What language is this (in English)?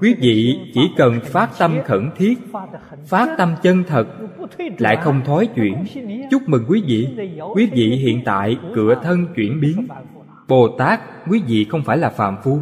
Vietnamese